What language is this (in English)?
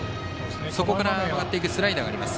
Japanese